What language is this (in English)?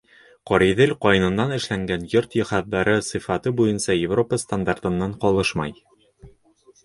Bashkir